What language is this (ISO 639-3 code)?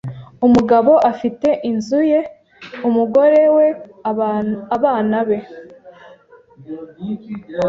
kin